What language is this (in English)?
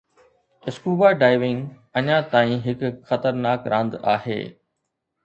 Sindhi